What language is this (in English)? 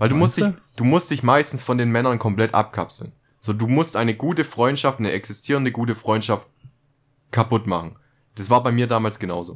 German